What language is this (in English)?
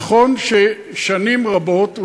Hebrew